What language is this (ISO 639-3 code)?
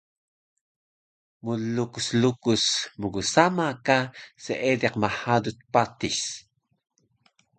trv